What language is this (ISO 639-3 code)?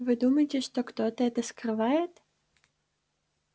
rus